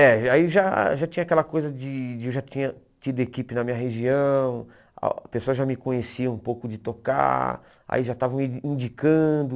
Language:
Portuguese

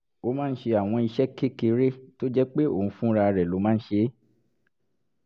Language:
Yoruba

